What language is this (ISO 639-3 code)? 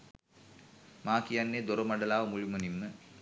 sin